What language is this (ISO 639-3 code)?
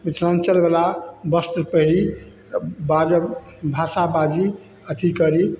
mai